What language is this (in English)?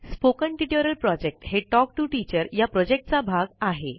Marathi